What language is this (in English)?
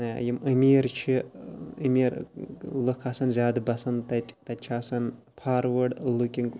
Kashmiri